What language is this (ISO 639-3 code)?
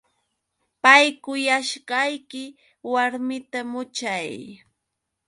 qux